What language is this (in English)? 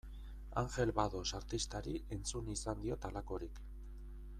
Basque